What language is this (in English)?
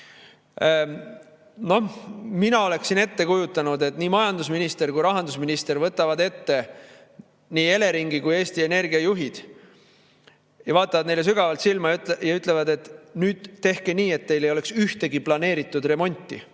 Estonian